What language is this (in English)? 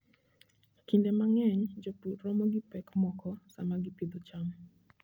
Luo (Kenya and Tanzania)